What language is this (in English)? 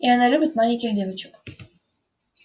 Russian